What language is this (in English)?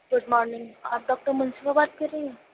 Urdu